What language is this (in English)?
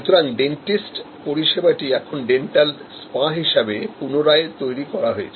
Bangla